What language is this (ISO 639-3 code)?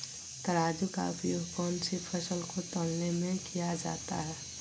mag